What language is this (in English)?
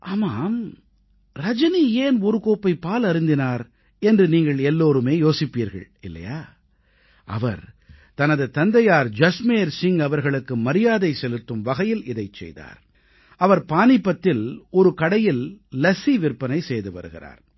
Tamil